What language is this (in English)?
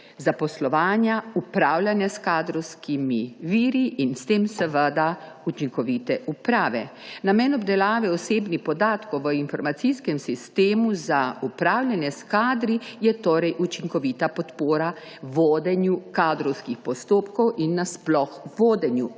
Slovenian